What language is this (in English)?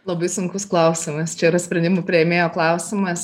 Lithuanian